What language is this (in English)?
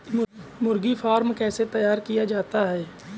Hindi